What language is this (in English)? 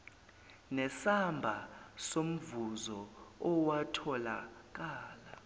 Zulu